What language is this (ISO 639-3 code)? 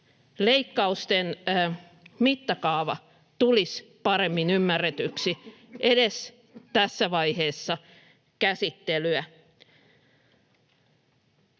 fin